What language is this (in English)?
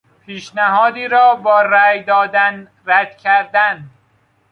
Persian